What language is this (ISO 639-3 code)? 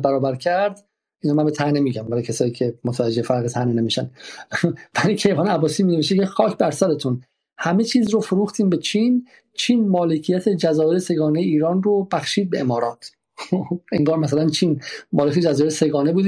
fas